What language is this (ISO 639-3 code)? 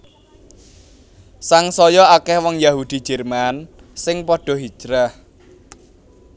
jav